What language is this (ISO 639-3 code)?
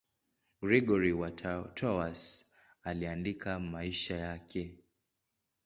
swa